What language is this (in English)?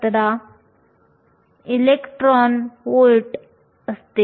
Marathi